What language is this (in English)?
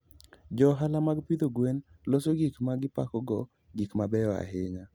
Luo (Kenya and Tanzania)